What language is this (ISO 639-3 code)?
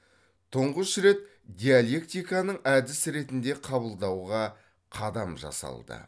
kaz